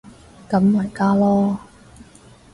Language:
Cantonese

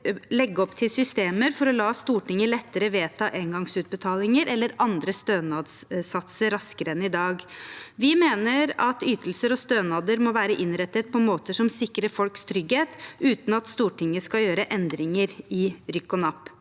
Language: Norwegian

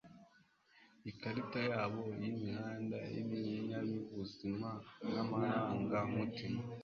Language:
Kinyarwanda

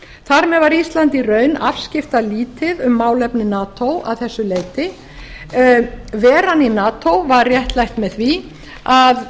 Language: Icelandic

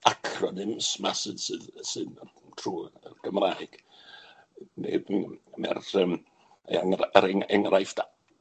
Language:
Welsh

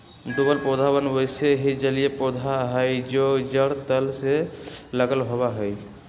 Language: Magahi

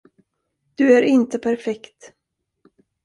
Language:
Swedish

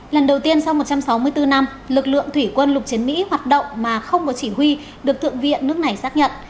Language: Vietnamese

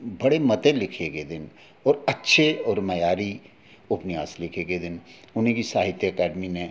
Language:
Dogri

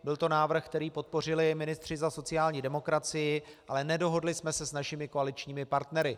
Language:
Czech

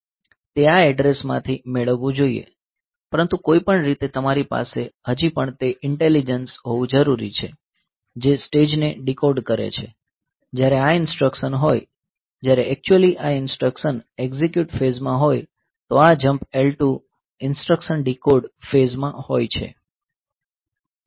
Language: Gujarati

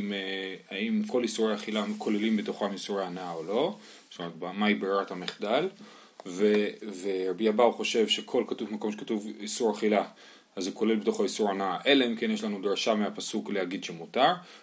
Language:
Hebrew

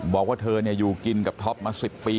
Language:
Thai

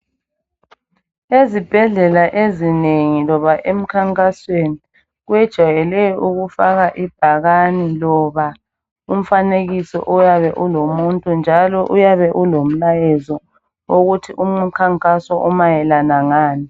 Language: North Ndebele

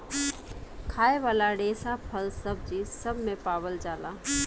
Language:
Bhojpuri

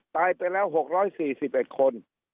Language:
Thai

